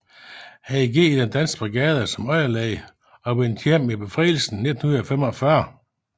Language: Danish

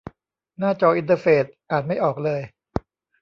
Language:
Thai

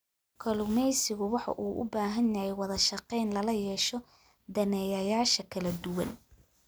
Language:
Somali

